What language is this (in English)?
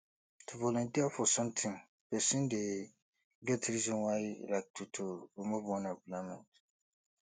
Nigerian Pidgin